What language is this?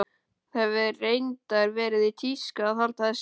Icelandic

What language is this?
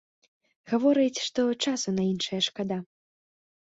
Belarusian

